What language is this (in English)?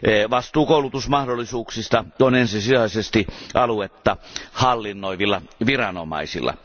Finnish